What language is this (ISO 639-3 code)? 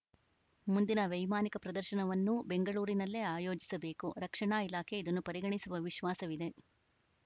kan